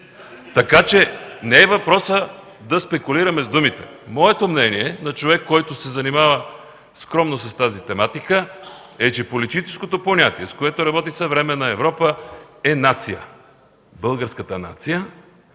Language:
Bulgarian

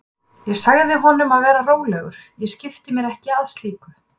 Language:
Icelandic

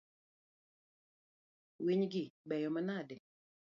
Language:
Luo (Kenya and Tanzania)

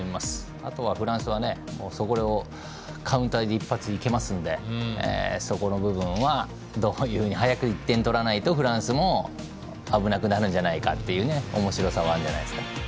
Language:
Japanese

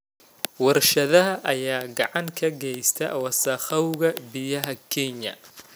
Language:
Somali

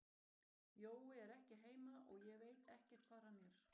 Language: Icelandic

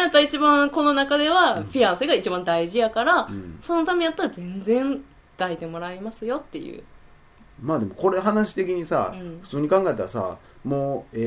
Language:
Japanese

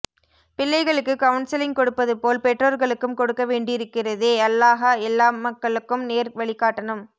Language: Tamil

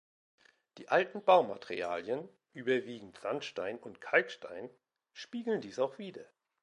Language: German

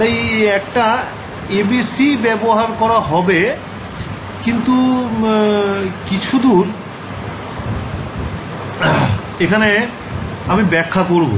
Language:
Bangla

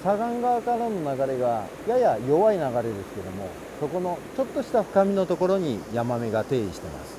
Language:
Japanese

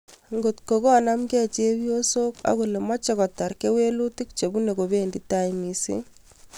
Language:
Kalenjin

